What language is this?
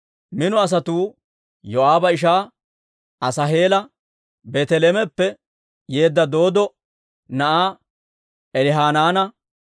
Dawro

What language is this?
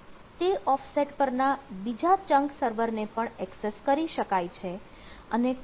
Gujarati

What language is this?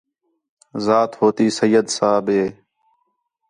Khetrani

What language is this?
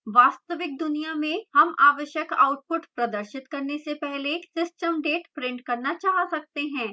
Hindi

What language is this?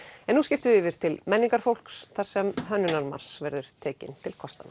Icelandic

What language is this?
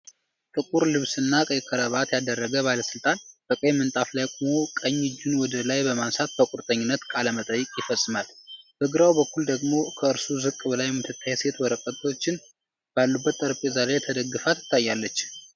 Amharic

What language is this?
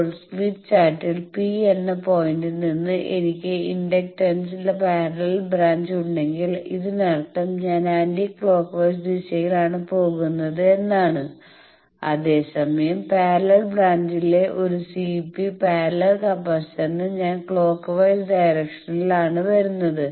Malayalam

